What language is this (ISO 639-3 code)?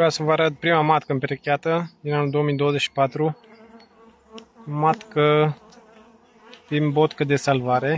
ron